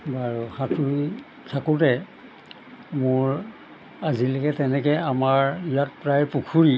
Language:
Assamese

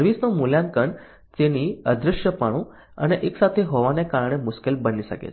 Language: Gujarati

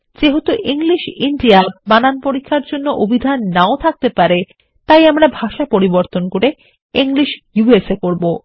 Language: Bangla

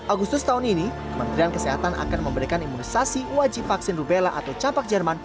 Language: Indonesian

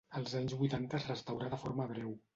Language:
Catalan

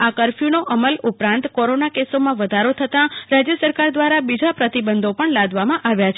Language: Gujarati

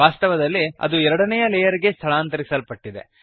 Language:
Kannada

